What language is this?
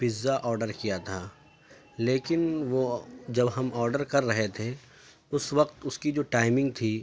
Urdu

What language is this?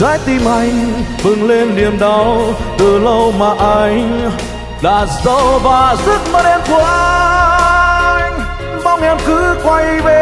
Vietnamese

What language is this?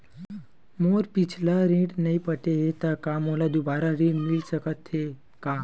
Chhattisgarhi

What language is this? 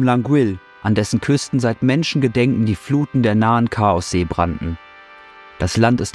German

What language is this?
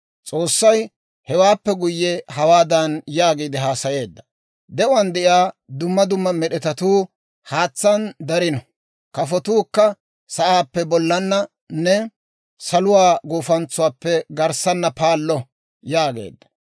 Dawro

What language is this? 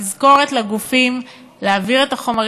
Hebrew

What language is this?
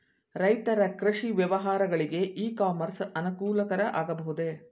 Kannada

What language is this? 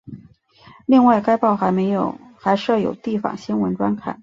Chinese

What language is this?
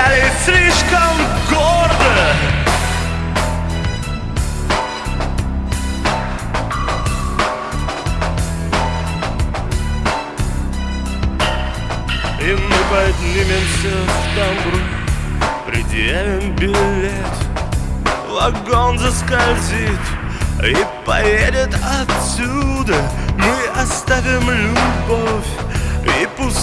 Russian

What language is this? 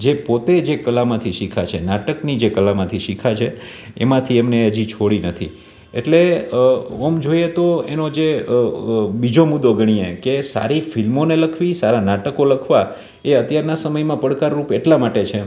Gujarati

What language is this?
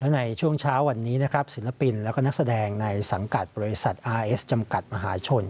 Thai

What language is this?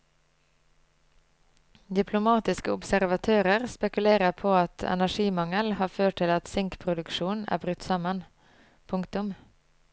Norwegian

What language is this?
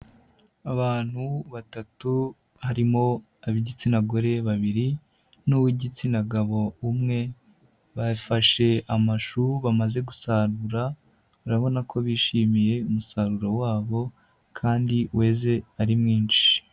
Kinyarwanda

